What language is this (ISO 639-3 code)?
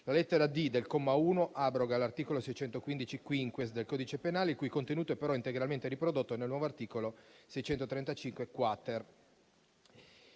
ita